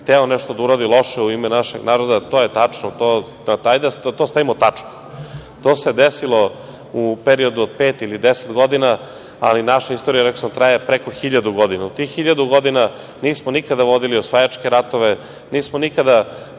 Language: Serbian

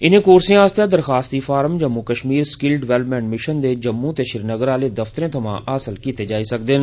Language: Dogri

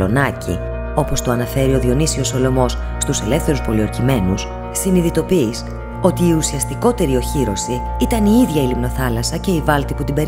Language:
Greek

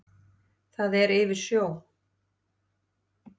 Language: Icelandic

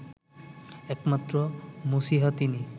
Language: Bangla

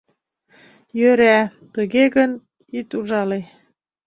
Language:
Mari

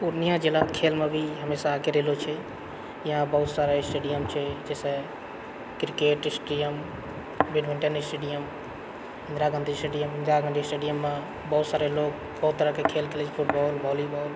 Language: Maithili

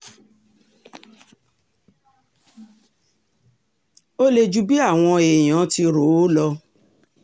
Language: Yoruba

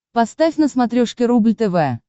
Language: Russian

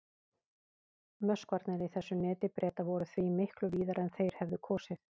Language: Icelandic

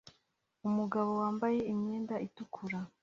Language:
Kinyarwanda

